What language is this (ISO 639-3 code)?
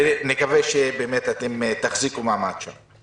heb